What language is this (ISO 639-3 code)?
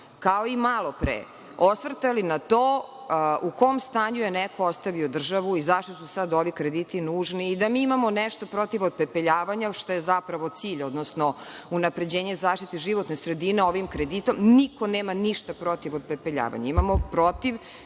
srp